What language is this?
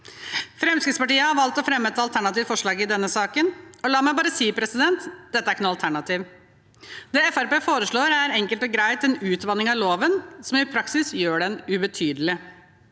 Norwegian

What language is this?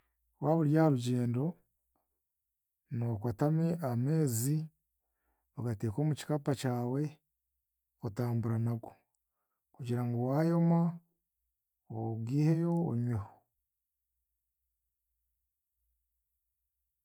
Chiga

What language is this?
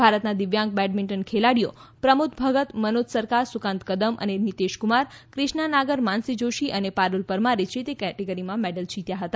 Gujarati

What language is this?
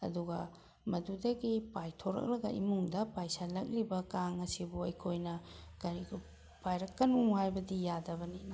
Manipuri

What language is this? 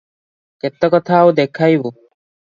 Odia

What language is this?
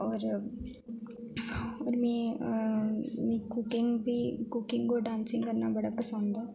Dogri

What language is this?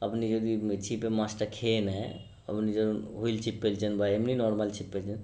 Bangla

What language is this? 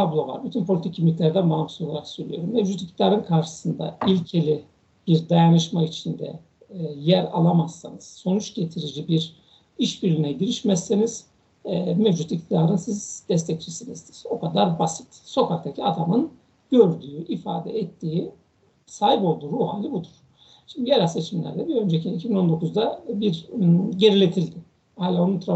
Turkish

